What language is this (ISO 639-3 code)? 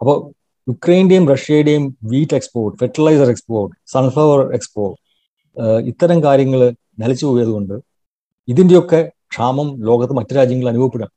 mal